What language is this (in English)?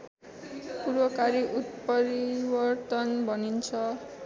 Nepali